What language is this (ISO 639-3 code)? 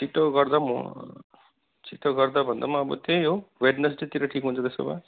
nep